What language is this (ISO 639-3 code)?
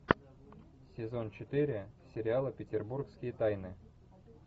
rus